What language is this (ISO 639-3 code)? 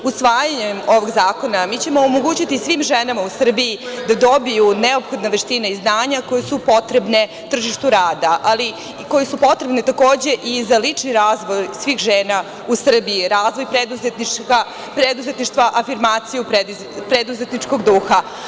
srp